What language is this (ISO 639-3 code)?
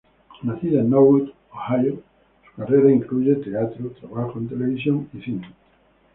spa